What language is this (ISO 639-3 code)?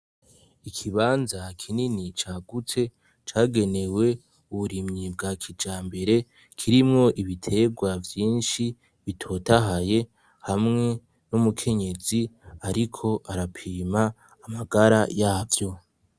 run